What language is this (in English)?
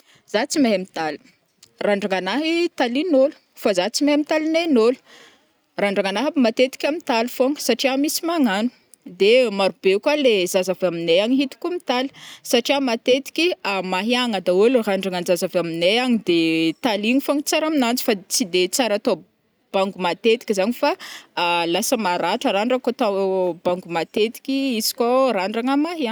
Northern Betsimisaraka Malagasy